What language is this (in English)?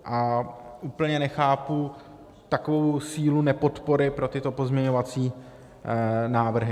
Czech